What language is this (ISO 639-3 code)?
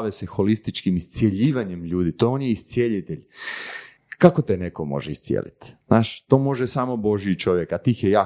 hrv